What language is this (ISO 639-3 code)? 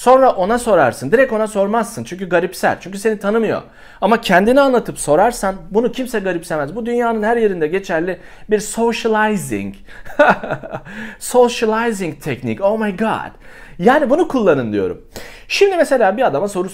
tur